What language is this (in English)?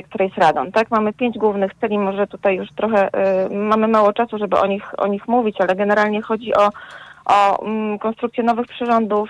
Polish